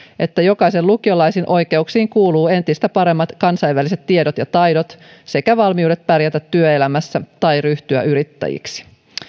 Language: Finnish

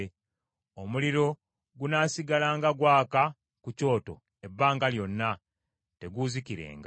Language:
Ganda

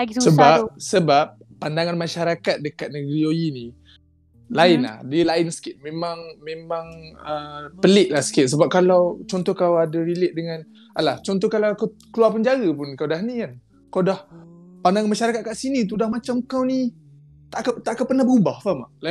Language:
Malay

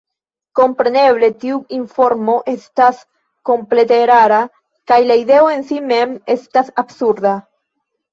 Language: Esperanto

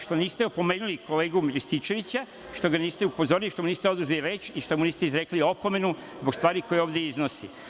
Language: Serbian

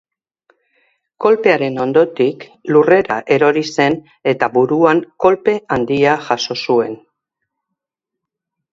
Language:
Basque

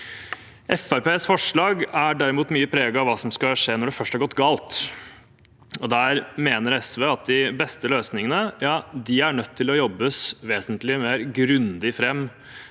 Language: Norwegian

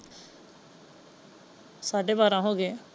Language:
Punjabi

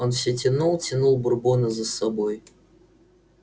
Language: Russian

